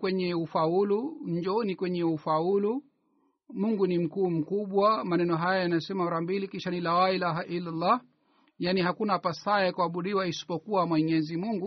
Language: Swahili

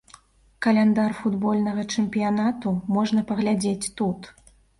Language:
Belarusian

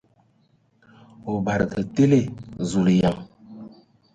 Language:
Ewondo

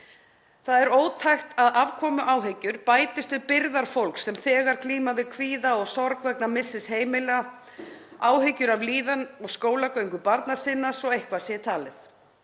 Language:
Icelandic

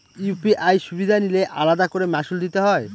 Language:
Bangla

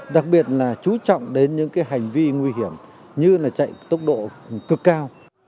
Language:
Vietnamese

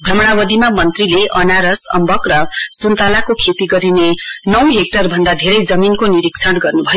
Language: Nepali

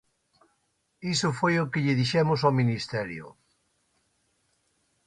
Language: Galician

